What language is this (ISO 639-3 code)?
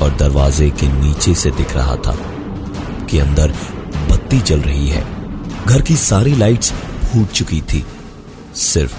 hin